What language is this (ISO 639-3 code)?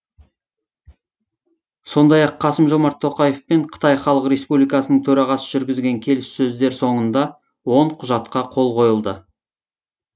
kaz